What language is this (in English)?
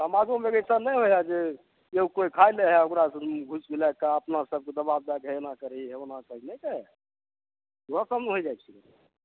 Maithili